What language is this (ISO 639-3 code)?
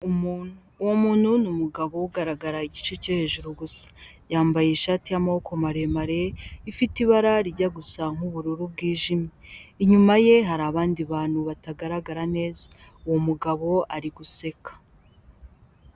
kin